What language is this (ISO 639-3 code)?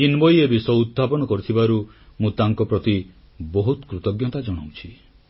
ori